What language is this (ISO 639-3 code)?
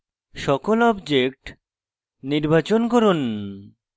ben